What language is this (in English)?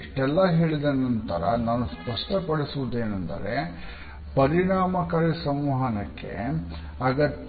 Kannada